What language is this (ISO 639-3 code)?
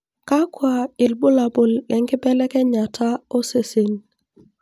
mas